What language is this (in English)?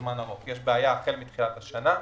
Hebrew